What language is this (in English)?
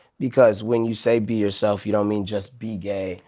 English